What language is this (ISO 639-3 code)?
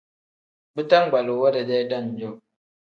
kdh